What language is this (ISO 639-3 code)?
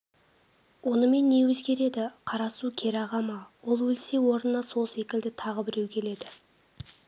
kaz